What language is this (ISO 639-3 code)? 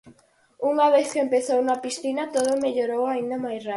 glg